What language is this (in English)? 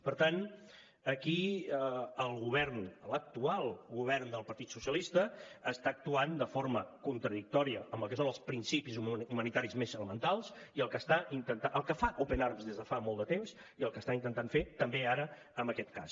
Catalan